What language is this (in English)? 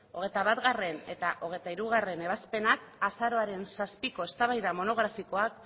Basque